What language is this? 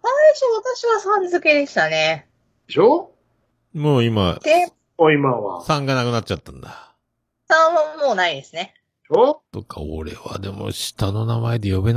Japanese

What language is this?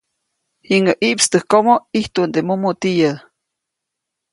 Copainalá Zoque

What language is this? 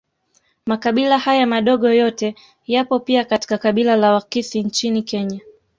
Swahili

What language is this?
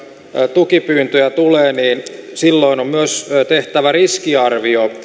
Finnish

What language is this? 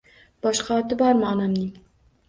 Uzbek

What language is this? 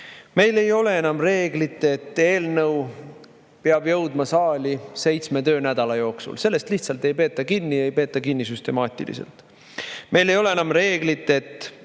Estonian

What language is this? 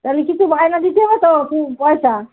Bangla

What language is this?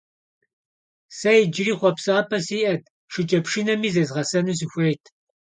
Kabardian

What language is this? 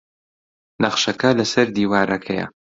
Central Kurdish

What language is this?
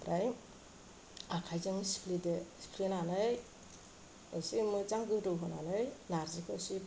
Bodo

